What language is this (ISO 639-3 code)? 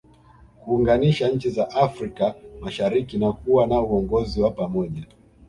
swa